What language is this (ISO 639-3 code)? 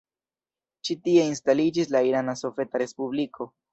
epo